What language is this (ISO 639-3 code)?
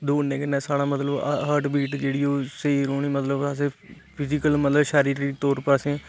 doi